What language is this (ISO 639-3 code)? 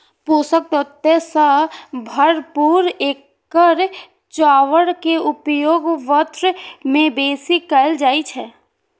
mai